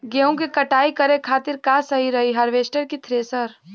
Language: Bhojpuri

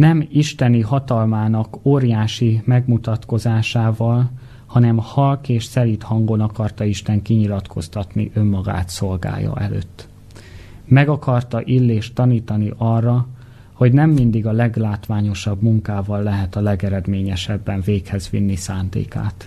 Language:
Hungarian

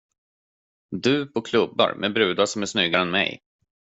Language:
Swedish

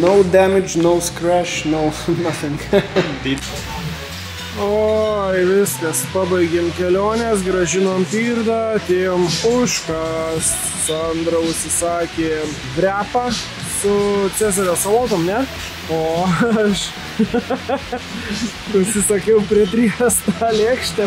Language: Lithuanian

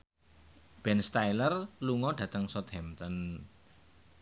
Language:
Javanese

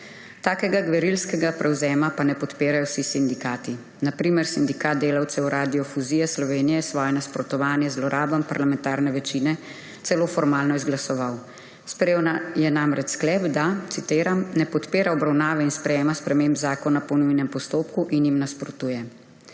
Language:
Slovenian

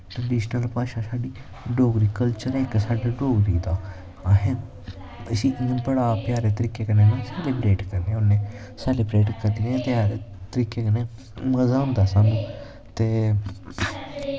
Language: Dogri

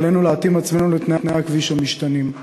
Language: Hebrew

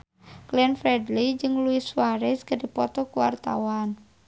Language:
Sundanese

